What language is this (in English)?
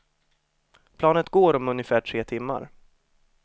Swedish